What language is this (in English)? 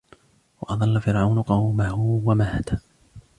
Arabic